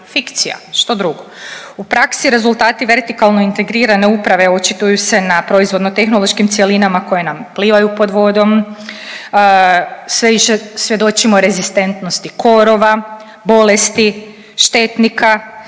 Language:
Croatian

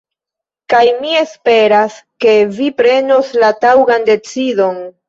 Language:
Esperanto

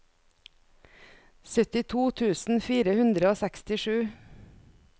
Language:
Norwegian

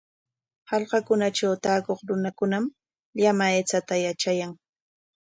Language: Corongo Ancash Quechua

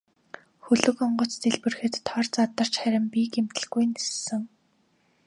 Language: Mongolian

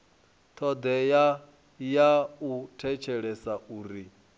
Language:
Venda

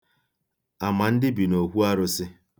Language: Igbo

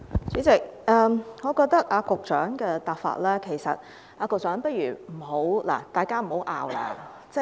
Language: Cantonese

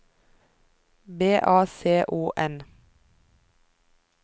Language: Norwegian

